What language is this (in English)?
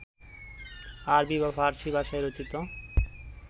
Bangla